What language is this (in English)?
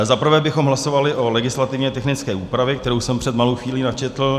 Czech